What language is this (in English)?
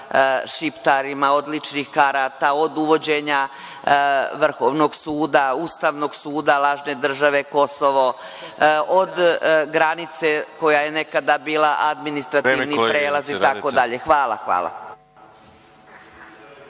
Serbian